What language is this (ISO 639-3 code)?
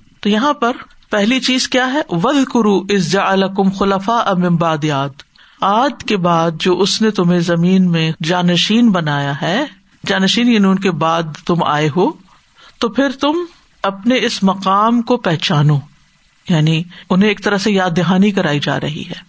urd